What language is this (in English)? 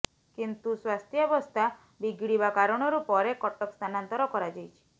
Odia